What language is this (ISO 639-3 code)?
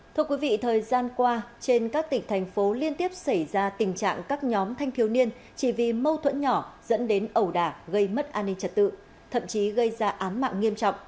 vie